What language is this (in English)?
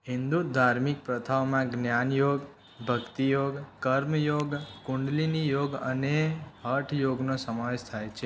Gujarati